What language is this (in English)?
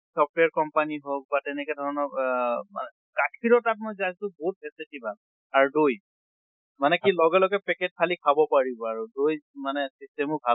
Assamese